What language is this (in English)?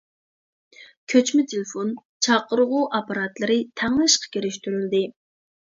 Uyghur